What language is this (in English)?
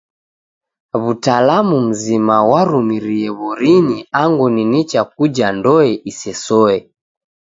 Taita